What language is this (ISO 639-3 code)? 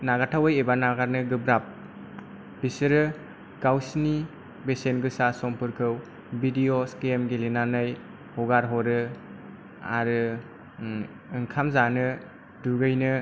brx